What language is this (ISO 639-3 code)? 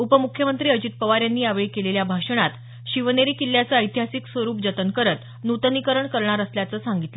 mar